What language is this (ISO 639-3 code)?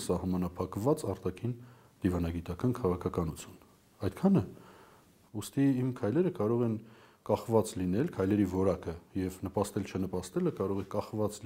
tur